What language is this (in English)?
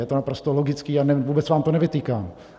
Czech